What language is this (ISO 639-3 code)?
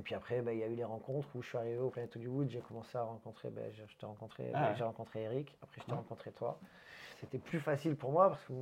fra